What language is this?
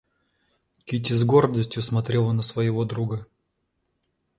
Russian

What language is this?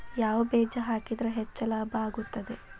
Kannada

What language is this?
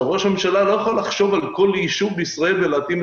Hebrew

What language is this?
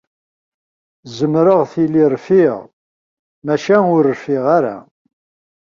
Kabyle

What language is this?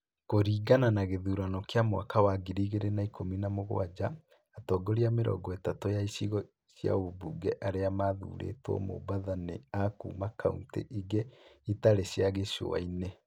Kikuyu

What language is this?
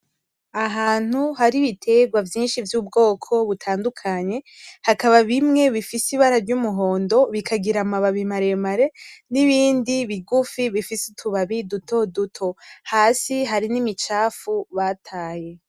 Rundi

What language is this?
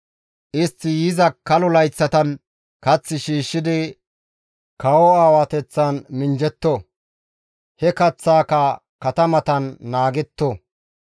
Gamo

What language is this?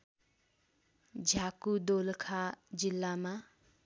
Nepali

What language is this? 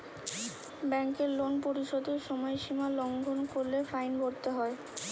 Bangla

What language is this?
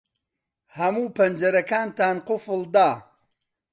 Central Kurdish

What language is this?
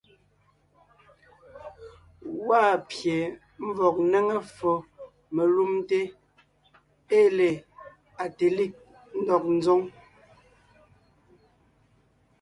Ngiemboon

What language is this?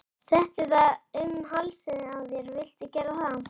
Icelandic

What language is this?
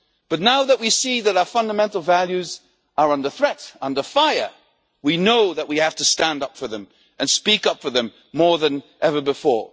English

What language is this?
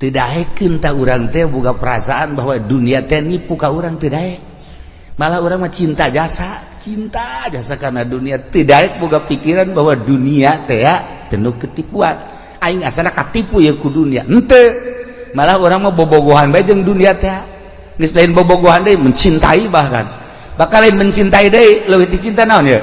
Indonesian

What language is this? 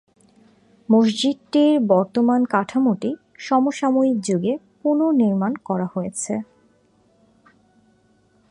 Bangla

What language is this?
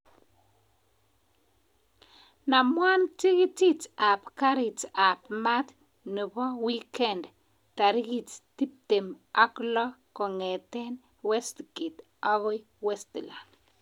Kalenjin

